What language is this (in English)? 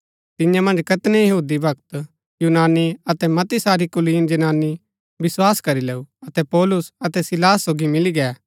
Gaddi